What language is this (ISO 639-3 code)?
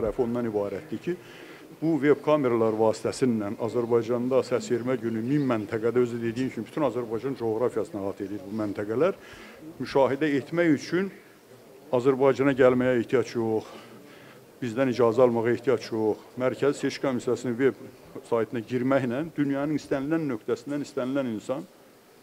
tur